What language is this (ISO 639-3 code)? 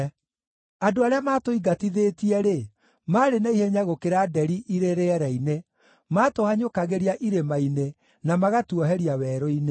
kik